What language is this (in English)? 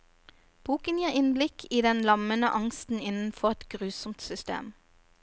Norwegian